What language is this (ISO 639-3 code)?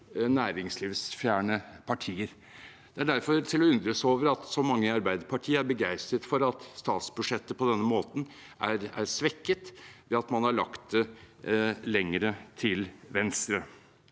nor